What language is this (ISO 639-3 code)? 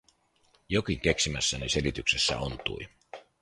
fin